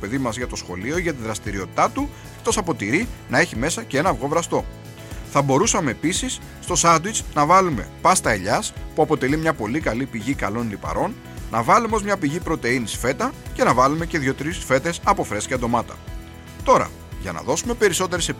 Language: Greek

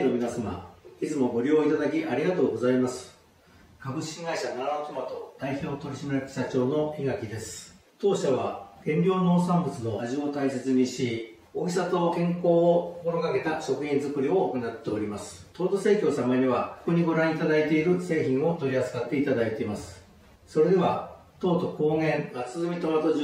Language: Japanese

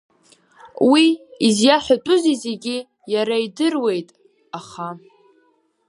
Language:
Abkhazian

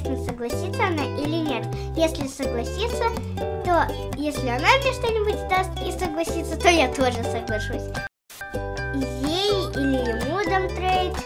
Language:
Russian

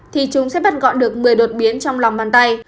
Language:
Vietnamese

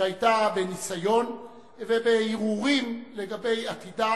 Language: Hebrew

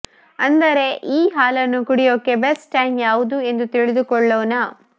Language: Kannada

